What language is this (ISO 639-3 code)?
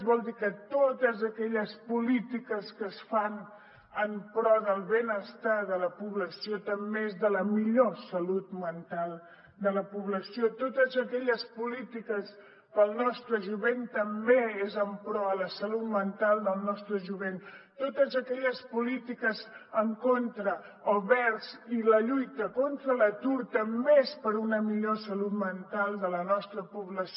cat